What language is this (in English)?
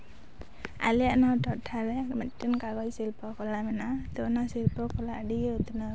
Santali